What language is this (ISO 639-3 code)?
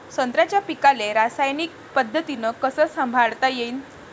mar